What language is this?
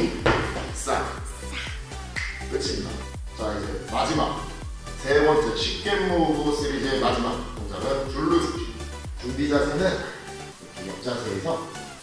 Korean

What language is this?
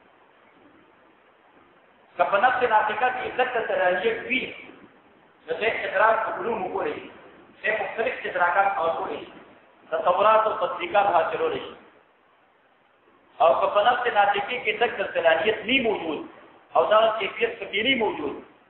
Arabic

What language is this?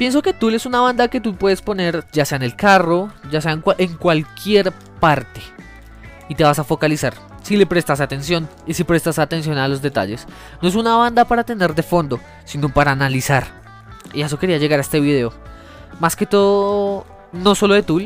Spanish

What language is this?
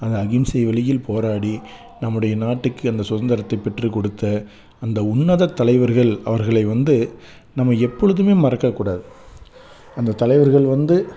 Tamil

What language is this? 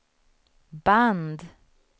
Swedish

